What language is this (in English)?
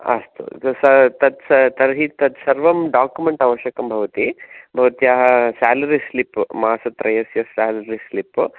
Sanskrit